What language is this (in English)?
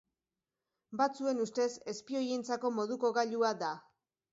Basque